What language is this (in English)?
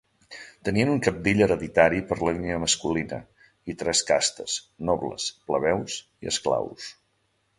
Catalan